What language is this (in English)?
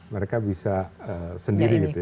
Indonesian